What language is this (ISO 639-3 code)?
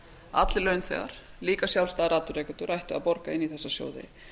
isl